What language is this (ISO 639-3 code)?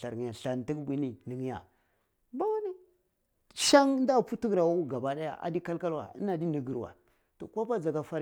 ckl